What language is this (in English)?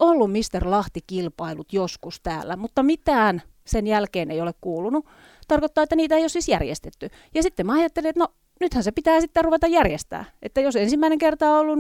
Finnish